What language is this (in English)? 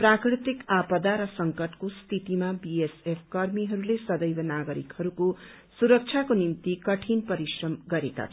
Nepali